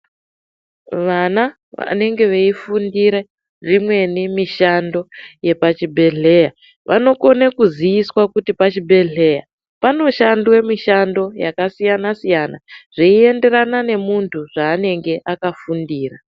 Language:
Ndau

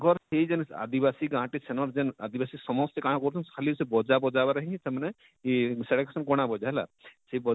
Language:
Odia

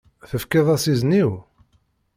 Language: Kabyle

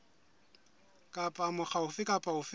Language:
Southern Sotho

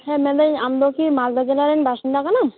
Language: Santali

